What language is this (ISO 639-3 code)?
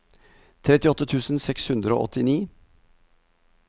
nor